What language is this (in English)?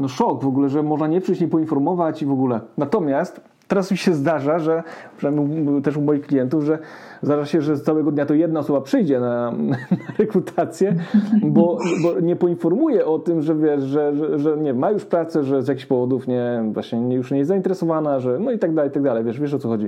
Polish